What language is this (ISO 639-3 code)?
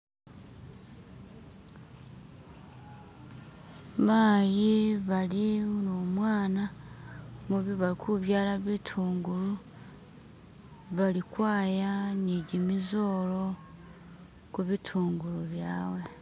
myx